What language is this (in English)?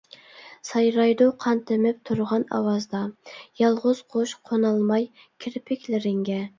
Uyghur